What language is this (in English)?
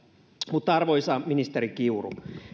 Finnish